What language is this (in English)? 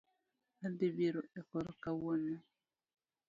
Luo (Kenya and Tanzania)